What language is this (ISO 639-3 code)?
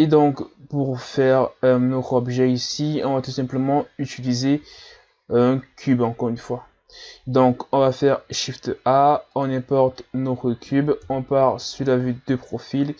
fra